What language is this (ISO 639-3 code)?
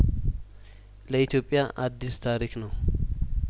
amh